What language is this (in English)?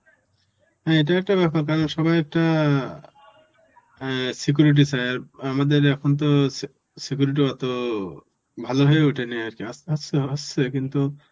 Bangla